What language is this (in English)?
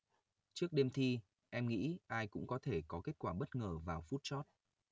Vietnamese